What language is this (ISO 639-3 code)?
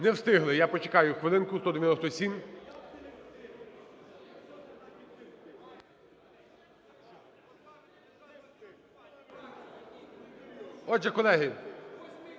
ukr